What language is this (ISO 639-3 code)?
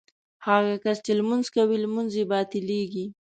pus